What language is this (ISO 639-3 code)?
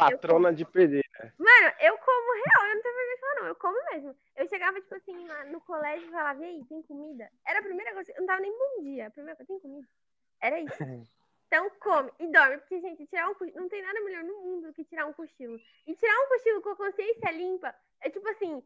por